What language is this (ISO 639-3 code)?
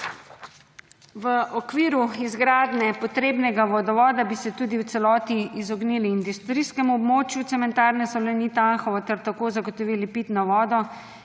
slv